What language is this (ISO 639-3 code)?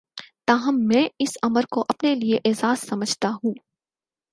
urd